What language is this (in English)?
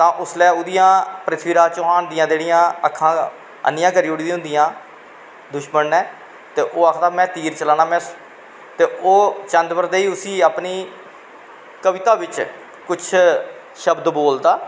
Dogri